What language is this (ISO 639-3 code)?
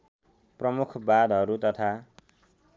nep